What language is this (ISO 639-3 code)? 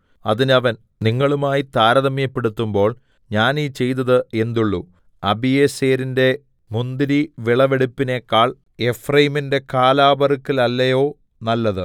mal